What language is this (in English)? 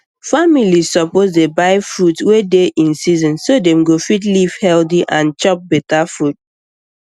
Nigerian Pidgin